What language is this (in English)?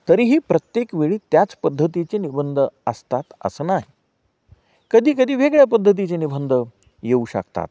Marathi